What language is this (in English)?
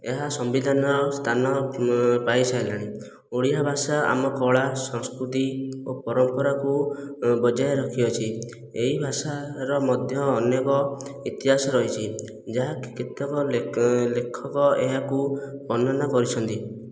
Odia